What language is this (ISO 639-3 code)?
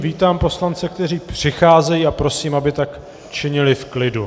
ces